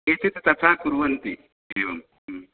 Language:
Sanskrit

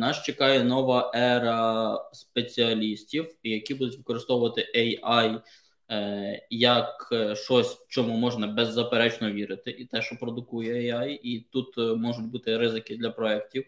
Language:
Ukrainian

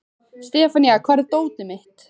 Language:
Icelandic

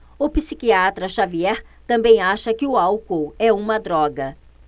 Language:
Portuguese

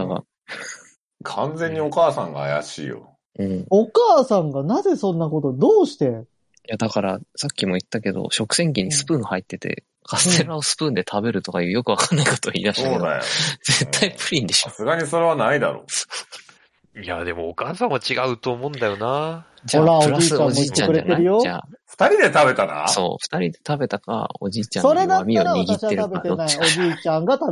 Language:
Japanese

